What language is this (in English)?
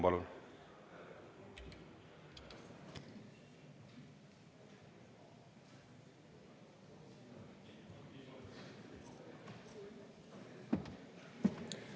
Estonian